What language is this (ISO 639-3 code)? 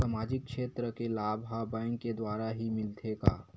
hne